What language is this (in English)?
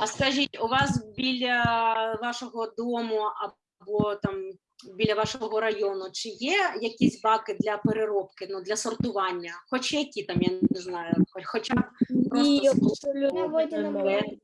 Ukrainian